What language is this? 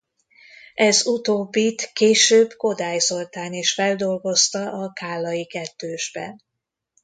Hungarian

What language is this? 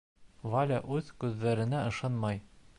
Bashkir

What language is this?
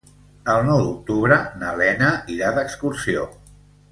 Catalan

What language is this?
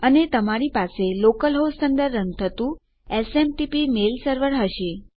Gujarati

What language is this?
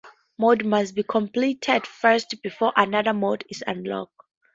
English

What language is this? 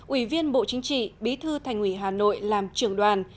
Vietnamese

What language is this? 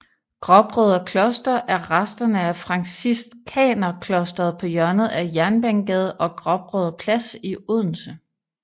Danish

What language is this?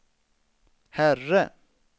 Swedish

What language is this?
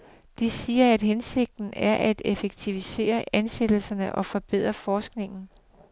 Danish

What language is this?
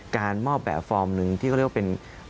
Thai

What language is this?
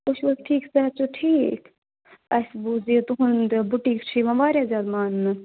Kashmiri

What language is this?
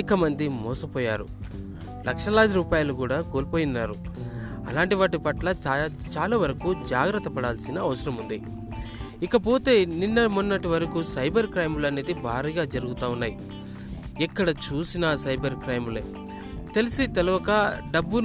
Telugu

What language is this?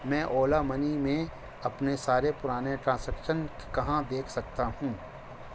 Urdu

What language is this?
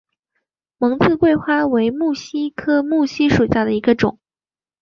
Chinese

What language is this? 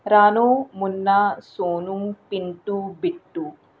Dogri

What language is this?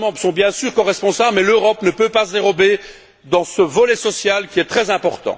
French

